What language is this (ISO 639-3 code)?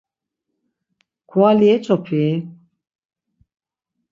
lzz